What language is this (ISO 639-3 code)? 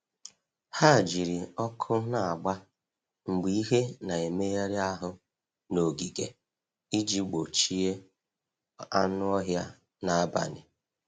ibo